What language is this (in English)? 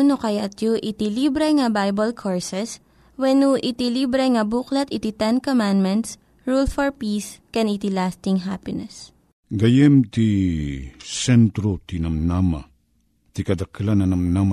Filipino